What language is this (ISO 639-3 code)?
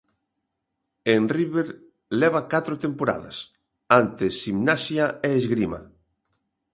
glg